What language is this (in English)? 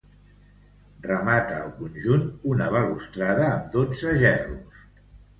Catalan